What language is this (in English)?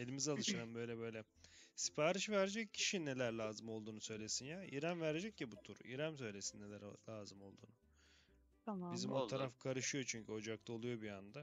Turkish